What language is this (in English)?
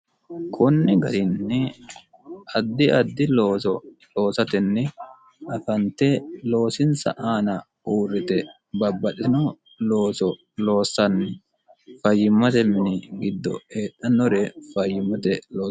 Sidamo